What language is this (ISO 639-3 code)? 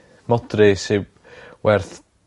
cym